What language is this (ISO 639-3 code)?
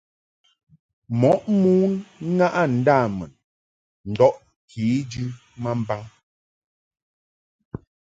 mhk